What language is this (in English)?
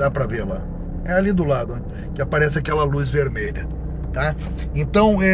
Portuguese